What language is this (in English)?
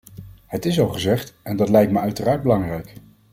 Dutch